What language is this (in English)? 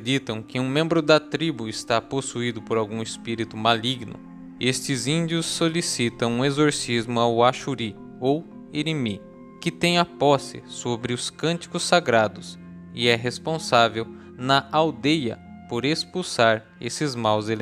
Portuguese